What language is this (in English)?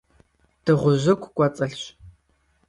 Kabardian